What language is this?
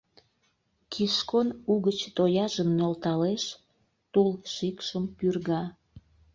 Mari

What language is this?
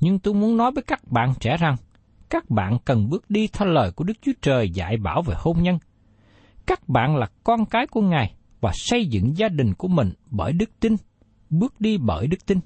Vietnamese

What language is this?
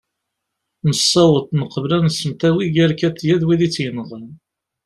Kabyle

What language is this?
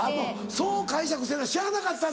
Japanese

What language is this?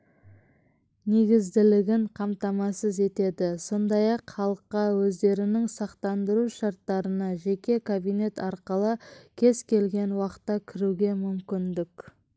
Kazakh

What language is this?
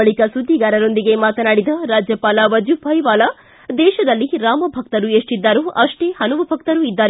Kannada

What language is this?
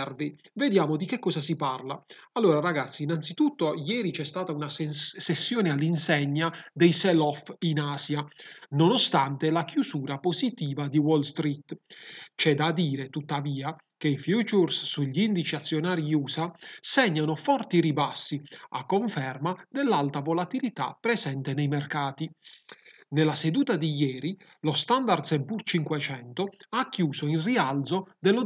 Italian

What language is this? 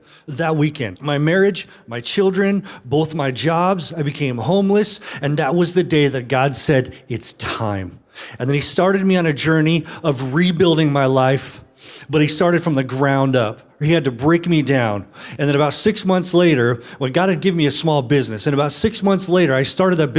English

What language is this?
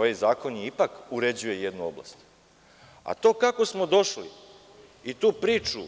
Serbian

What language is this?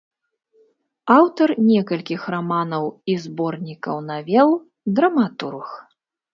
Belarusian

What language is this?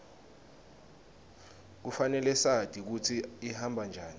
Swati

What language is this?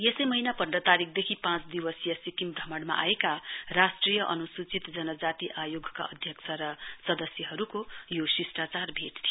Nepali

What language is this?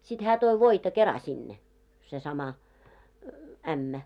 Finnish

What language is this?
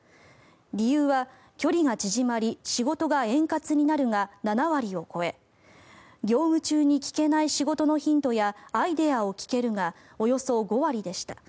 Japanese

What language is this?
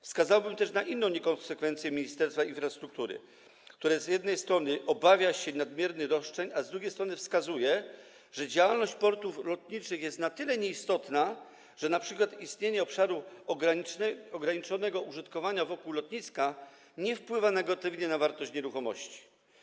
Polish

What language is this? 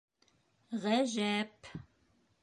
Bashkir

